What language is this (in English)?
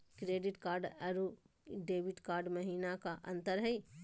Magahi